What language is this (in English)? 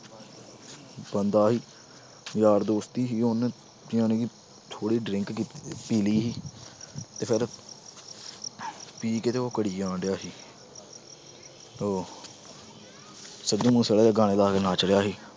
Punjabi